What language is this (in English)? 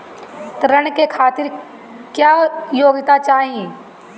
Bhojpuri